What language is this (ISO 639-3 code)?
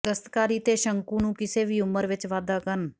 pan